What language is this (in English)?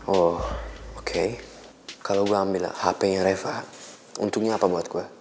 Indonesian